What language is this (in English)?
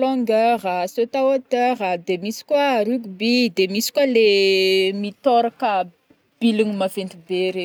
Northern Betsimisaraka Malagasy